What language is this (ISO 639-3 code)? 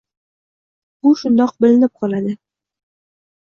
uzb